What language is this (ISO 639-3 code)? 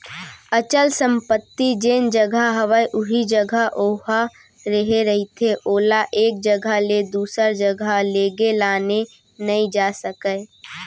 hne